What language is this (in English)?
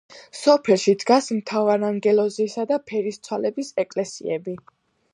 Georgian